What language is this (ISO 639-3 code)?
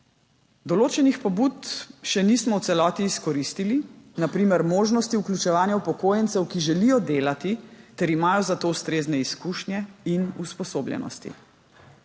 slv